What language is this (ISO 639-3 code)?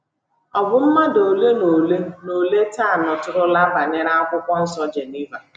ibo